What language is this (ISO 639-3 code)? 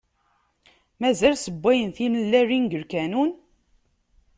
kab